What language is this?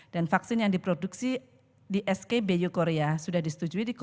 Indonesian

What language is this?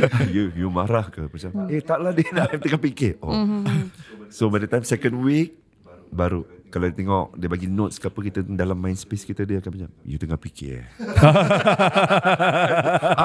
Malay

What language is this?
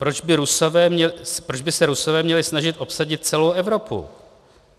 Czech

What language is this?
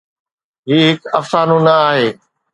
Sindhi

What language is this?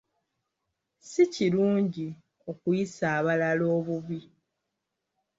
Ganda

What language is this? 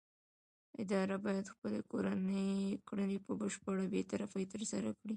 Pashto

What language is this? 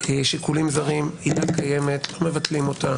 Hebrew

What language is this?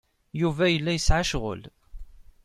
Kabyle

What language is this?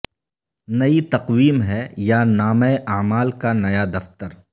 Urdu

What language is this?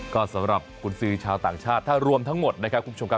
Thai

